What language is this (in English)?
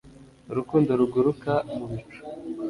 Kinyarwanda